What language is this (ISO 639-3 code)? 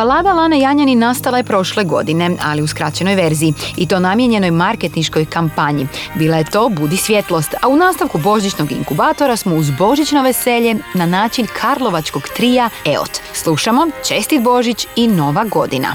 hrv